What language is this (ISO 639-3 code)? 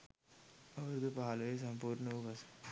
sin